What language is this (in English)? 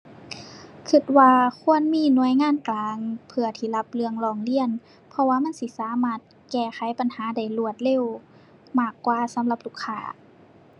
Thai